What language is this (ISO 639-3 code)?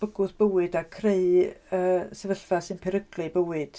cym